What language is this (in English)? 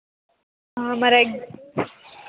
Telugu